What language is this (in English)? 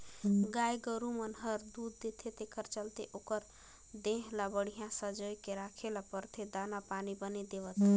Chhattisgarhi